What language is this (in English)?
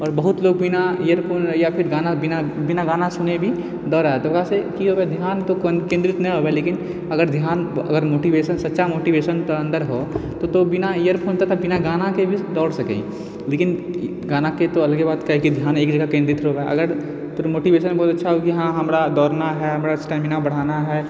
Maithili